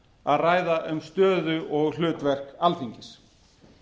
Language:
Icelandic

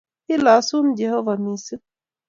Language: Kalenjin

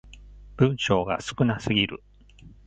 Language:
Japanese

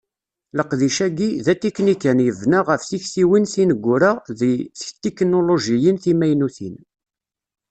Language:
Kabyle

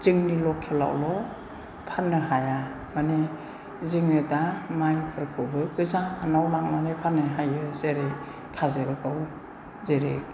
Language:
Bodo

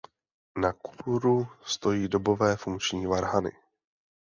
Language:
Czech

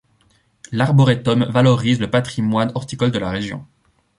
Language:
French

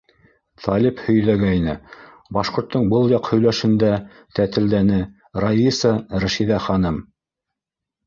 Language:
Bashkir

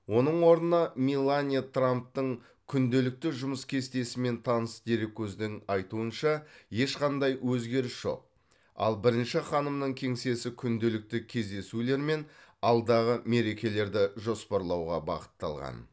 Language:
Kazakh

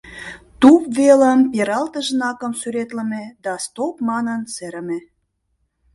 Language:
Mari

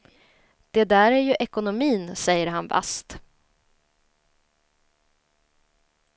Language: Swedish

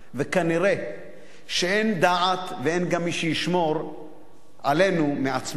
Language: Hebrew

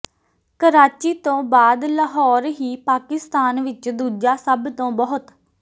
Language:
Punjabi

